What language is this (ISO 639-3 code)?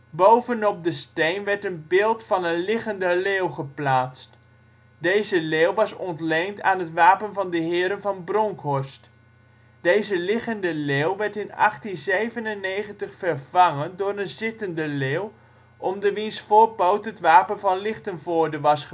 nld